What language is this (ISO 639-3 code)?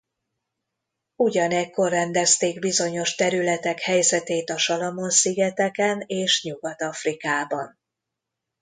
hun